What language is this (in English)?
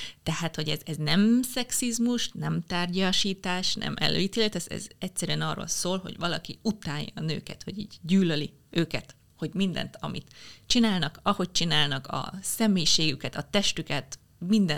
Hungarian